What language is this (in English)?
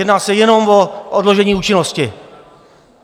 Czech